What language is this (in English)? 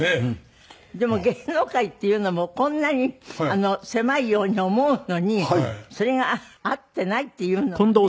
Japanese